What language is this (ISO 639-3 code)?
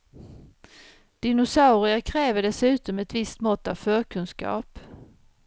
swe